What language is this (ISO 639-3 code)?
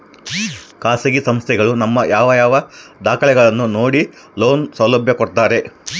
kan